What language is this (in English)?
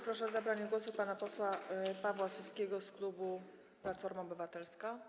Polish